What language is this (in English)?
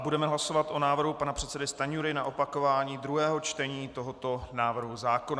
Czech